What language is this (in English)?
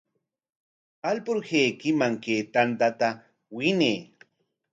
Corongo Ancash Quechua